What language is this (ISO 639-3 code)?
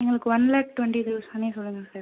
tam